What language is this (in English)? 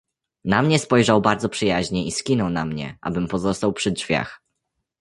Polish